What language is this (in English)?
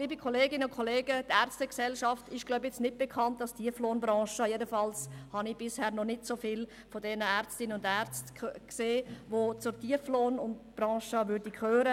Swiss German